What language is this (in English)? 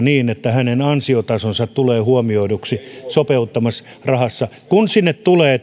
Finnish